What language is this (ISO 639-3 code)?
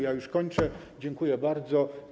pol